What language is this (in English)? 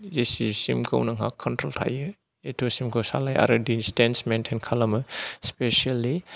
Bodo